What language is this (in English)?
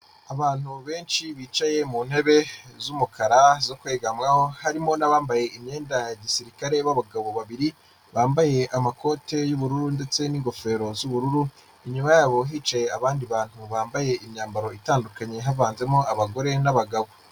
Kinyarwanda